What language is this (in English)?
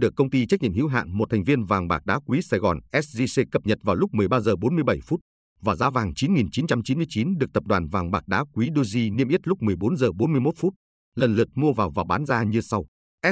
Vietnamese